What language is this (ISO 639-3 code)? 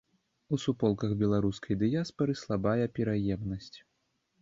bel